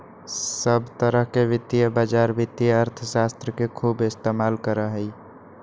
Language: Magahi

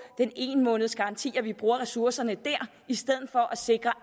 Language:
Danish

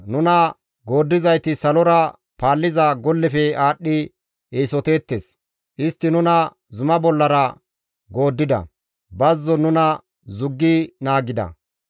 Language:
Gamo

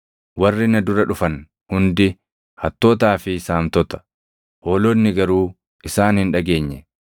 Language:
Oromo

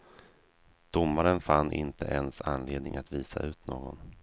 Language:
Swedish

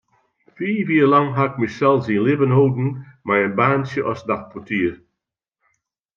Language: Western Frisian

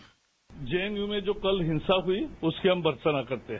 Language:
Hindi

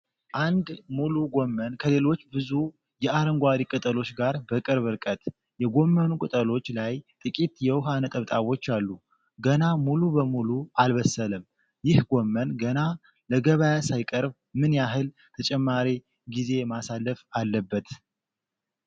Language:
Amharic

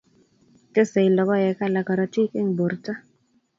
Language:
Kalenjin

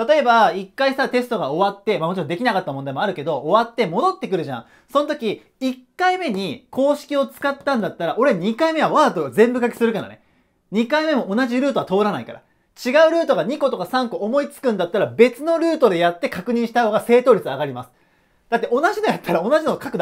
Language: Japanese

